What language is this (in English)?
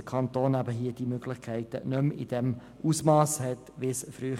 Swiss German